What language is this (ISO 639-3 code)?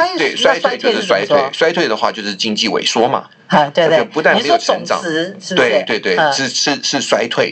zho